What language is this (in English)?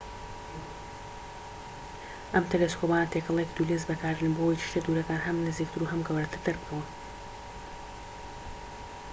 Central Kurdish